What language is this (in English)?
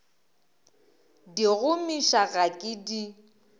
Northern Sotho